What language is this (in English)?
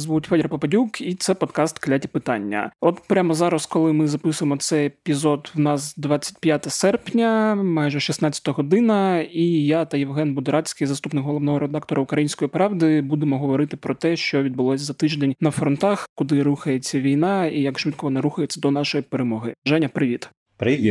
Ukrainian